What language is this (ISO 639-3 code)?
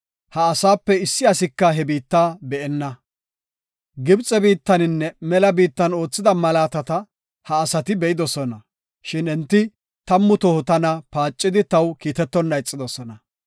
gof